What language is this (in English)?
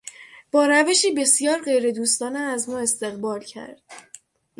Persian